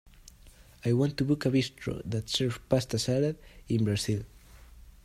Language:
English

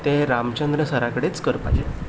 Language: Konkani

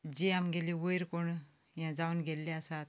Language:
Konkani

